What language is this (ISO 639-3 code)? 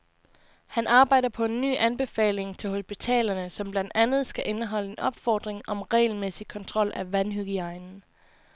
dan